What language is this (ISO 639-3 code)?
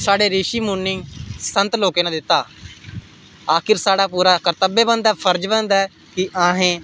doi